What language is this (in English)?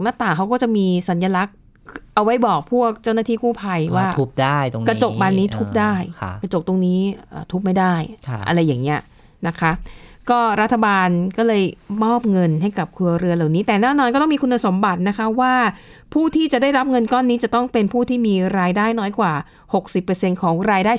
Thai